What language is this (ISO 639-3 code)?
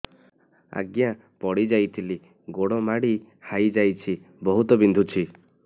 ori